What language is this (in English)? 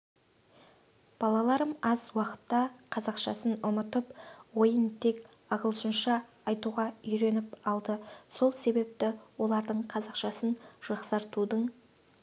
Kazakh